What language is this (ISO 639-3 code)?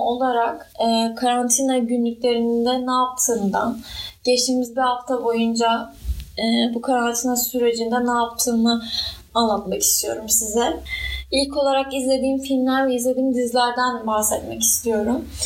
tur